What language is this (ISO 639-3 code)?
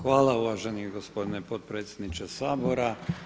hrv